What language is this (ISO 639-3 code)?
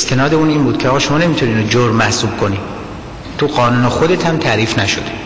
fas